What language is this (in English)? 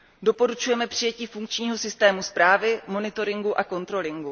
Czech